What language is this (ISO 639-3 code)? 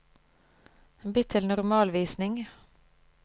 nor